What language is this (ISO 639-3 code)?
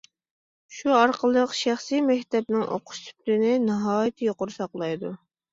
uig